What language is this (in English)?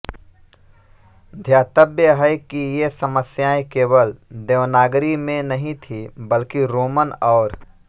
Hindi